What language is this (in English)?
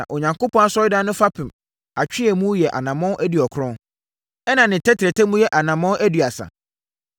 Akan